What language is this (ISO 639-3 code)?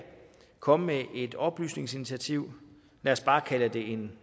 dan